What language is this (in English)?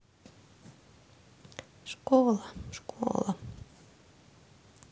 Russian